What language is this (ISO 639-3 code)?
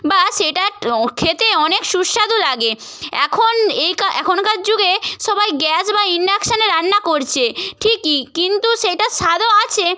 ben